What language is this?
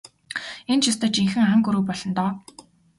Mongolian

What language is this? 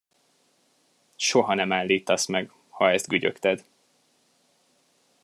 Hungarian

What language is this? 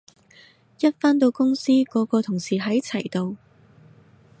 Cantonese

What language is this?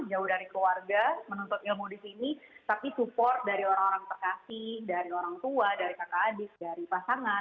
Indonesian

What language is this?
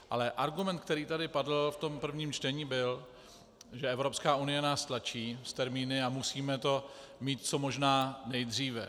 Czech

